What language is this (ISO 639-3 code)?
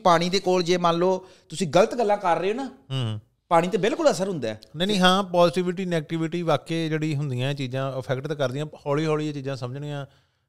pan